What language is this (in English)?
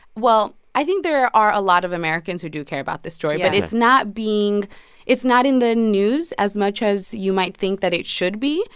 English